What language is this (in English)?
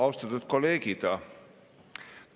Estonian